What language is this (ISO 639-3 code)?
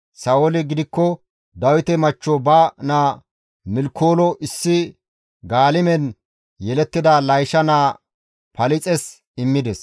gmv